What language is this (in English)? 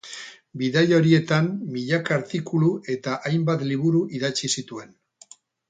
Basque